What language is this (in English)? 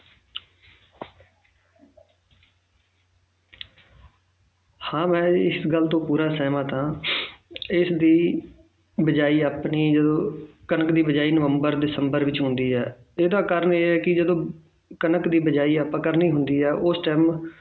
Punjabi